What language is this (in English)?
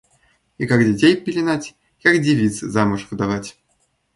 Russian